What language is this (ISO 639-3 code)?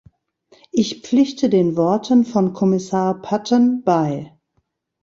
deu